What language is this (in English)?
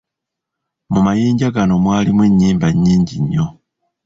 Ganda